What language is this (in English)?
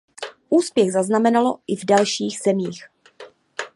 Czech